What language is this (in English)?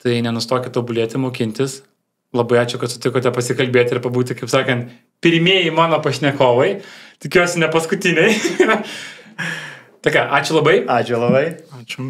Lithuanian